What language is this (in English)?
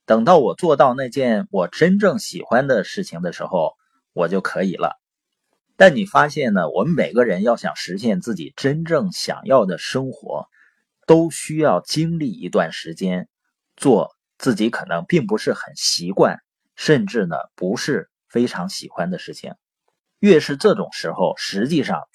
Chinese